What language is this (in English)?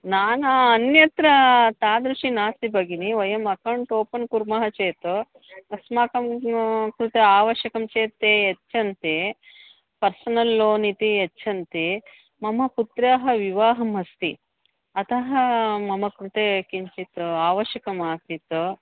Sanskrit